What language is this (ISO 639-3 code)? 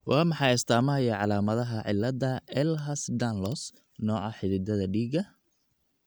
som